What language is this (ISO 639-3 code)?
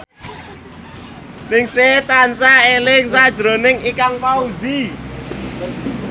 jav